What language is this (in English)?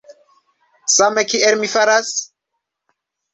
Esperanto